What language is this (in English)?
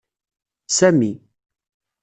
Kabyle